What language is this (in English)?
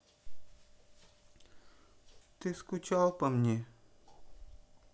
Russian